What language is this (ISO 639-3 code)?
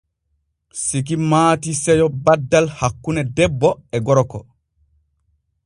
fue